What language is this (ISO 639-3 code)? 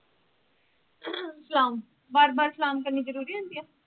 pan